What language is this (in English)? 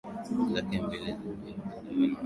Swahili